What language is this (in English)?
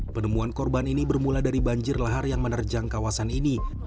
Indonesian